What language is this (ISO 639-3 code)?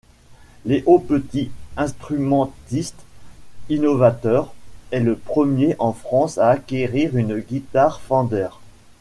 fra